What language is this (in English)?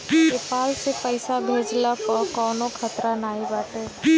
Bhojpuri